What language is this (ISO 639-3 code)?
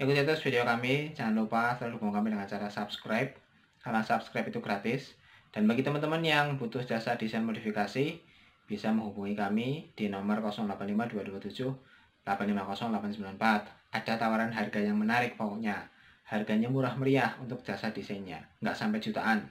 ind